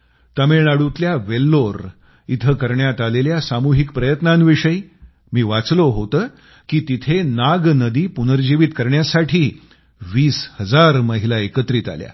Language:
Marathi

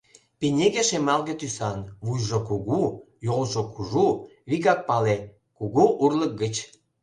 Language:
Mari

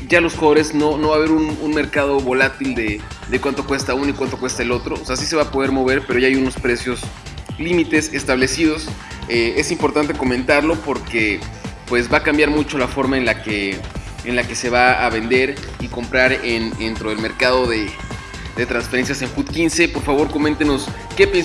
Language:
Spanish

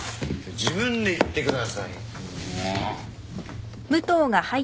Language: Japanese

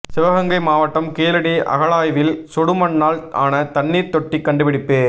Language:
Tamil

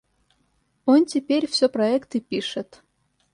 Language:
Russian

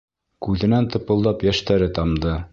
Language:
Bashkir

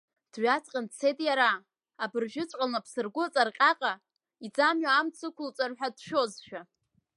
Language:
Abkhazian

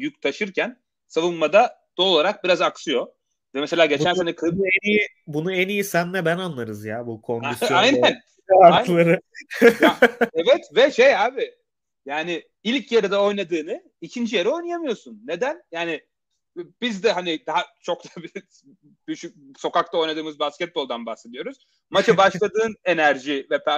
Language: Turkish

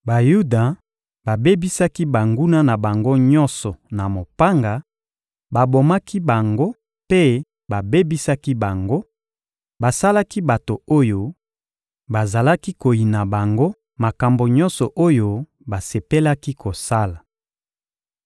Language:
Lingala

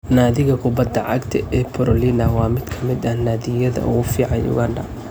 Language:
Somali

